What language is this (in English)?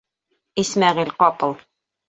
Bashkir